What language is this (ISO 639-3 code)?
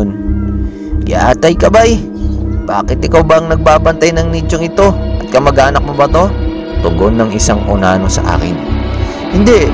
fil